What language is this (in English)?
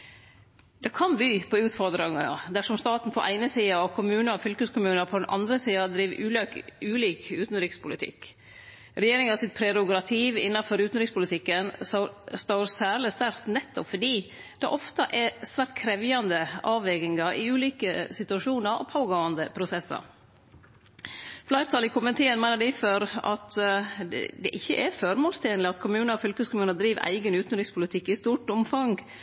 Norwegian Nynorsk